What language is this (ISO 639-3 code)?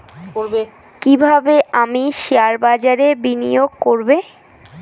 ben